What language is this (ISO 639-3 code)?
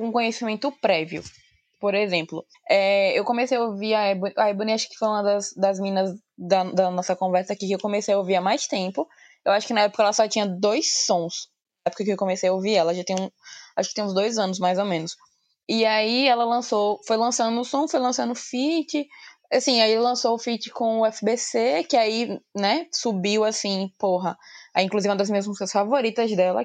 por